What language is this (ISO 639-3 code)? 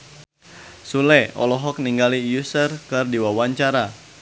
sun